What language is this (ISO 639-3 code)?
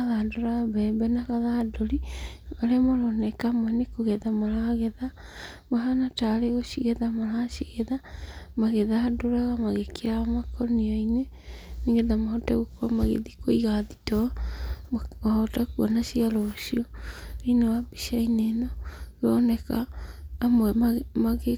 kik